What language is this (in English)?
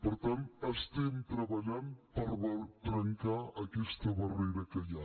Catalan